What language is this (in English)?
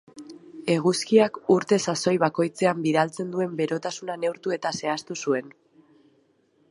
Basque